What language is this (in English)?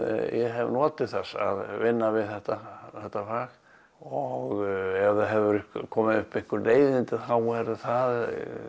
Icelandic